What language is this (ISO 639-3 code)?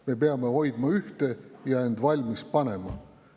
est